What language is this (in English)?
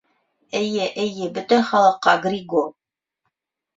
Bashkir